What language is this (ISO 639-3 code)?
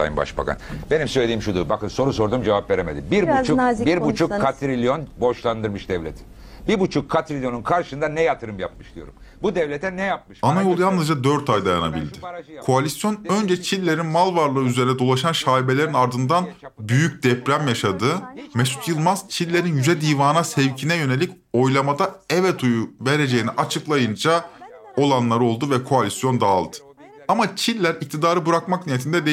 tur